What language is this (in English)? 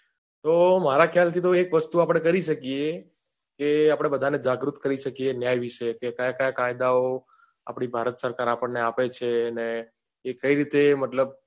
Gujarati